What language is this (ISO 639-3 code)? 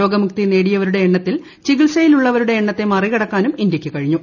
mal